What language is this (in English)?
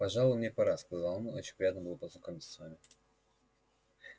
Russian